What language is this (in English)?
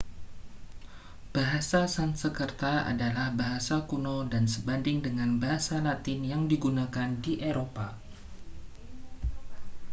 Indonesian